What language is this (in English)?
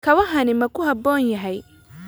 Somali